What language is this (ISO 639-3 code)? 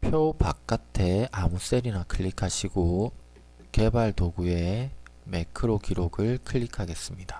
kor